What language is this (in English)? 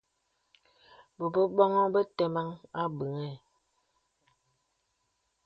Bebele